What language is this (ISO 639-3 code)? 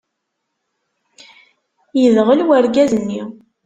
kab